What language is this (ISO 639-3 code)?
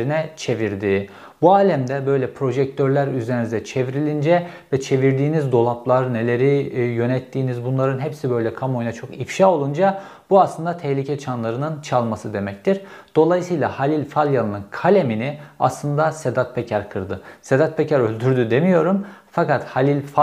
tur